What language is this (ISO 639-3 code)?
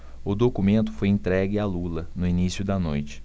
por